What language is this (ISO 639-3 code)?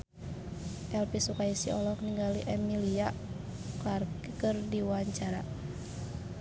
sun